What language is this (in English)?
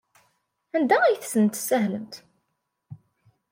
Kabyle